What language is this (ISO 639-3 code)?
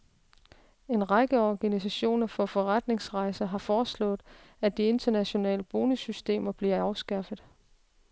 dan